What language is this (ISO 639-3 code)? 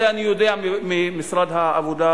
heb